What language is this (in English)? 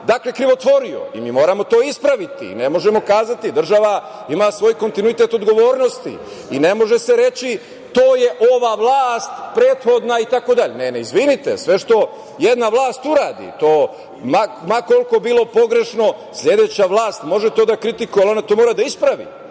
Serbian